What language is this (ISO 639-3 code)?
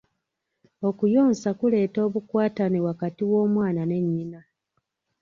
lug